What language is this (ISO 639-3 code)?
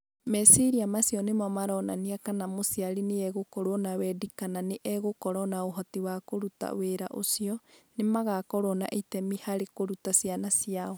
kik